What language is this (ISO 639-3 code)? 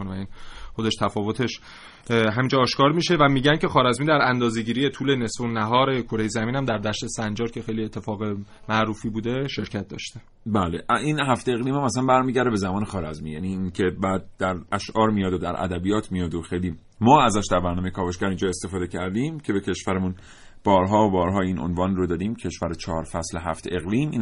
fas